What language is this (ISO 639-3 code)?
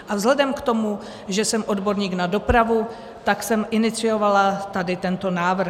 ces